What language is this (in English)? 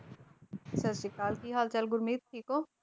Punjabi